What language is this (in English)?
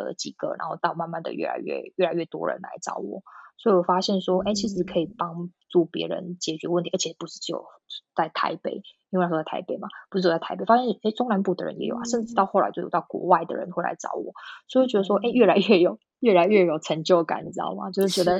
Chinese